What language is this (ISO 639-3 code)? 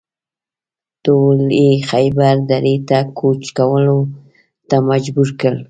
pus